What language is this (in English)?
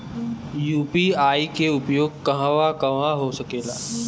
Bhojpuri